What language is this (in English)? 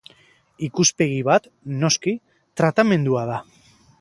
Basque